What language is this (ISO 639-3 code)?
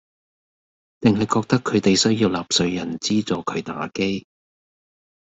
yue